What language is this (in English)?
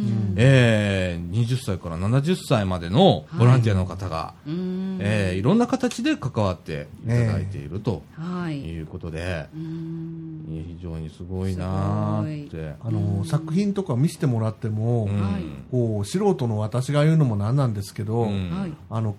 Japanese